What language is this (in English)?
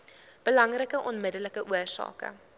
Afrikaans